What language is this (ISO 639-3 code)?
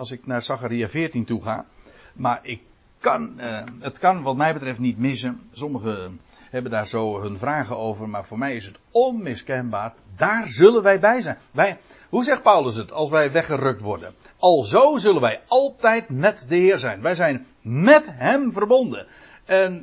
nld